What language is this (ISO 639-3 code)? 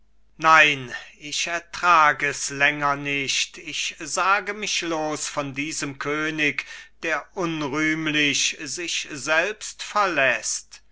deu